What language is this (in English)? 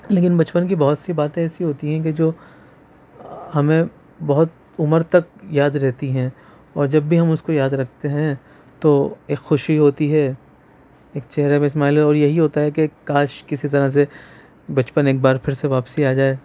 Urdu